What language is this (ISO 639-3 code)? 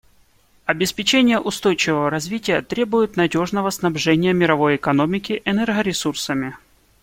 rus